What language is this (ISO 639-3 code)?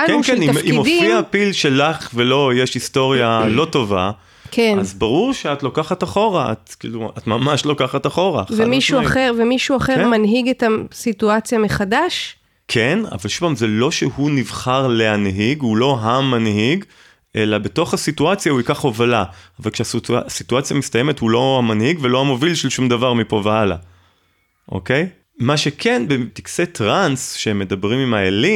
heb